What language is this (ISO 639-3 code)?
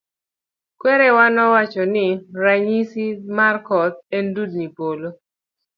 luo